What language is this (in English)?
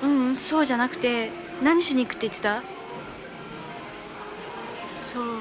Japanese